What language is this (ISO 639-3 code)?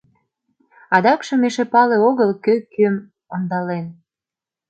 chm